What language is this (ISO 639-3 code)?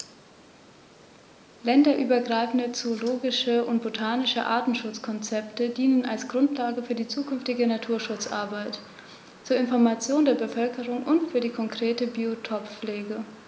deu